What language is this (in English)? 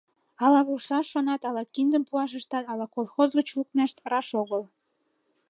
Mari